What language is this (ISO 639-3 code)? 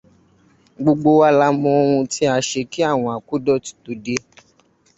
yor